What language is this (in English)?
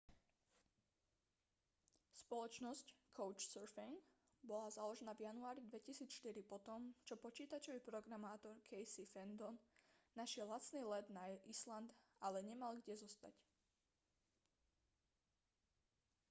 Slovak